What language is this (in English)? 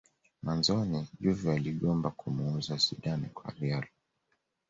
Swahili